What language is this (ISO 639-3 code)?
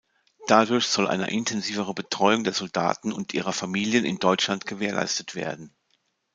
deu